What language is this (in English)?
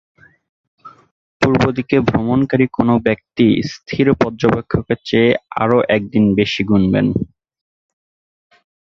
Bangla